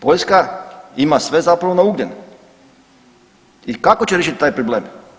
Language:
Croatian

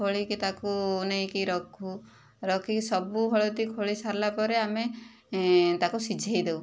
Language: Odia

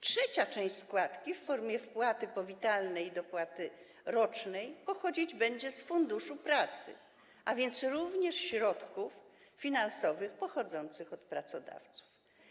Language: Polish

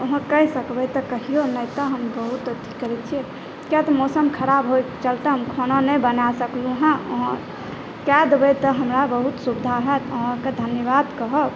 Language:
Maithili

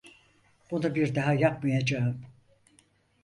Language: Turkish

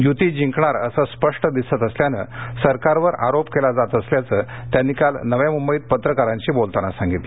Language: Marathi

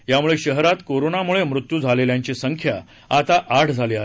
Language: Marathi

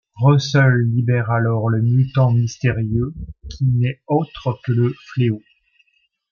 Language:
French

